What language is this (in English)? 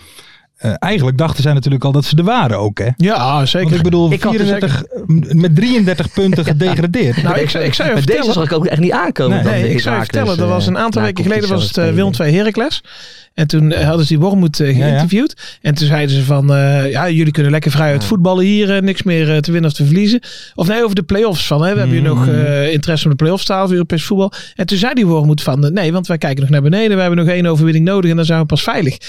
Dutch